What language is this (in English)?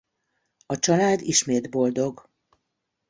Hungarian